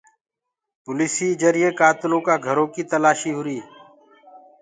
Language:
Gurgula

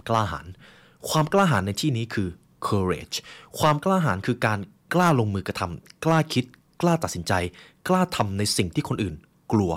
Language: Thai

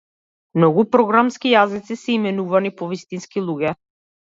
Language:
Macedonian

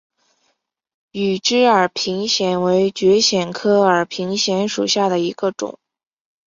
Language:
Chinese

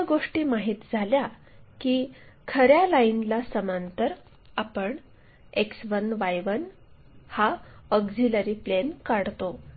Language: Marathi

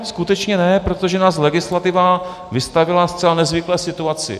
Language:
Czech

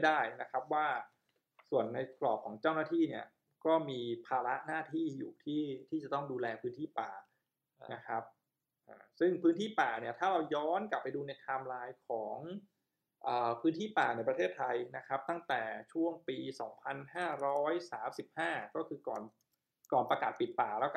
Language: Thai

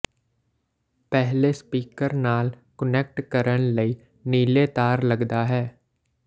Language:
Punjabi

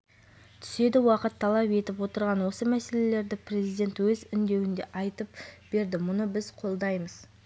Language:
Kazakh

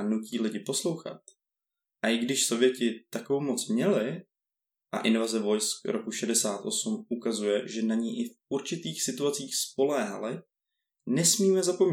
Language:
Czech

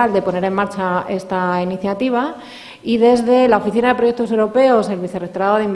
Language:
Spanish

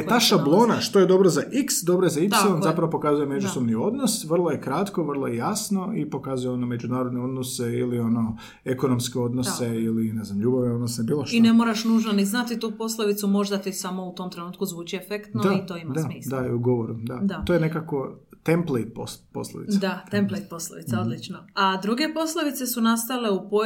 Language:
Croatian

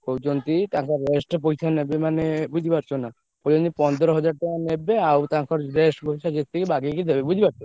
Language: Odia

